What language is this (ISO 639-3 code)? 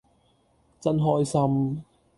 yue